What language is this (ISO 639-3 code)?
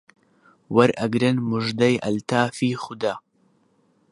ckb